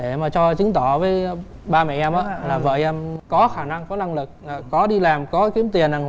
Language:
Vietnamese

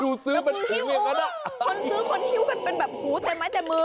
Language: Thai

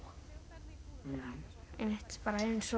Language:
Icelandic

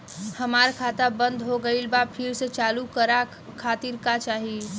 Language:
Bhojpuri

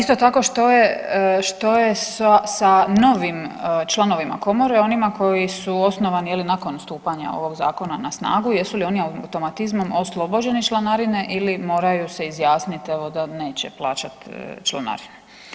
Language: Croatian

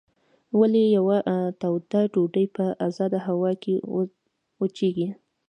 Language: Pashto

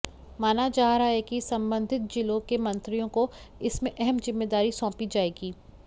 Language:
Hindi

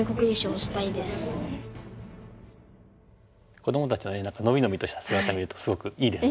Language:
Japanese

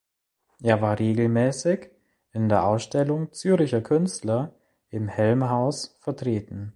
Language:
German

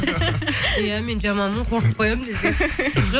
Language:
Kazakh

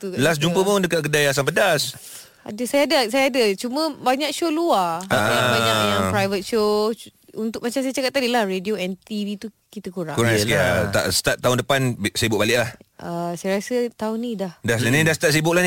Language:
Malay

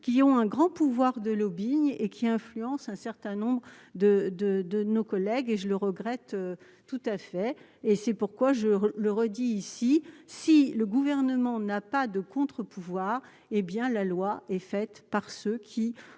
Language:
French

